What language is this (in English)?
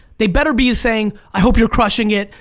English